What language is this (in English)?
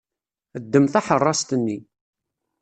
Kabyle